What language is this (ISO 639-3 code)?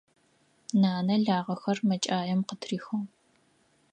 ady